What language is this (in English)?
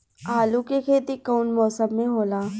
Bhojpuri